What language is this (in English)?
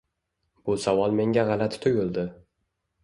Uzbek